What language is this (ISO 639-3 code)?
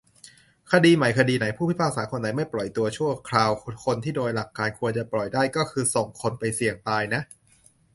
tha